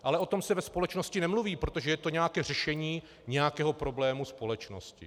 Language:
Czech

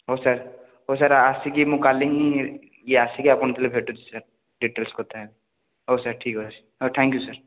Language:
Odia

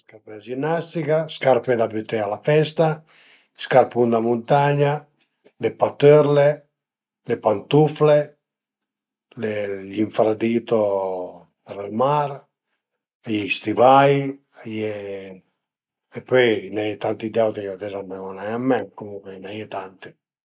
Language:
Piedmontese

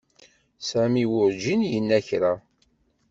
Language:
Kabyle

